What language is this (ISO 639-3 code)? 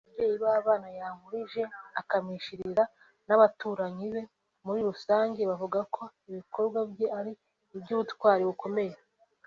kin